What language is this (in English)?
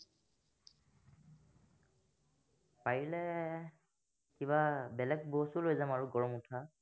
Assamese